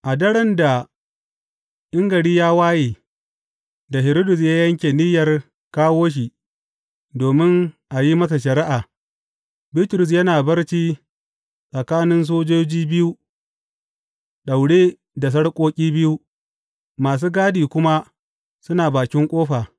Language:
Hausa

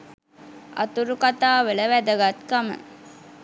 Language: Sinhala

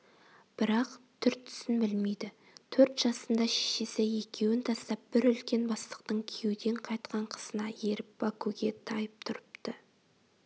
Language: Kazakh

